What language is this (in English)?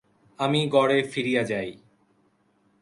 Bangla